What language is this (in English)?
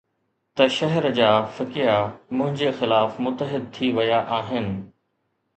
Sindhi